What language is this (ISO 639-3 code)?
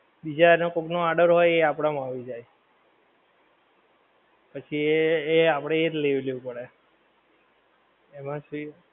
guj